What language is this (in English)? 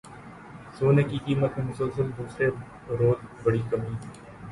Urdu